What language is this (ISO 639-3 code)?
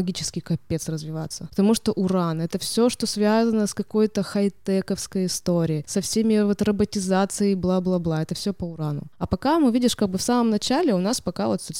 rus